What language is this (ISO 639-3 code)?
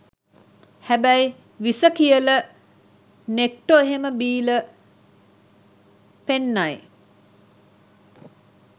sin